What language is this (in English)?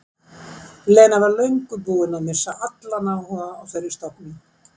Icelandic